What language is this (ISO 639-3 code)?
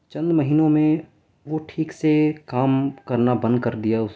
urd